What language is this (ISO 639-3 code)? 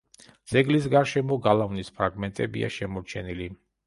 kat